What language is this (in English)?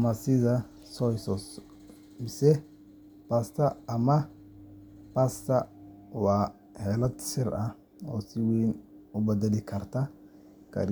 Somali